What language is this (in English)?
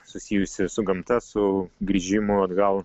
Lithuanian